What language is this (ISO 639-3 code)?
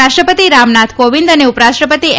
guj